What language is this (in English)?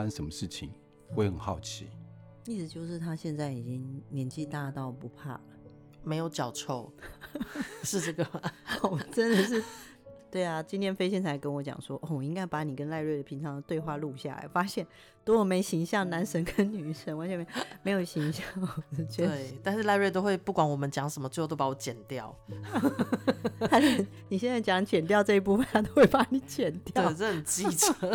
Chinese